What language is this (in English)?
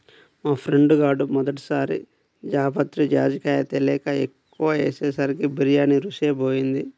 Telugu